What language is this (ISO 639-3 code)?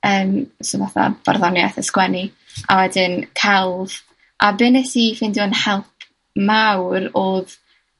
cym